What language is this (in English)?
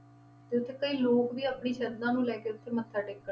Punjabi